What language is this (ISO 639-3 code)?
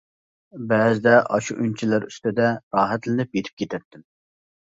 uig